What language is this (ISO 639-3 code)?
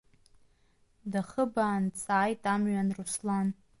abk